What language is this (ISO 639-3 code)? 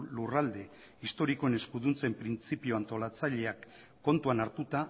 eus